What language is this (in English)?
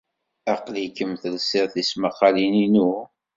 Kabyle